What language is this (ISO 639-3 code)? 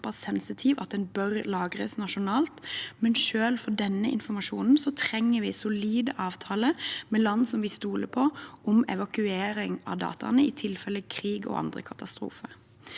nor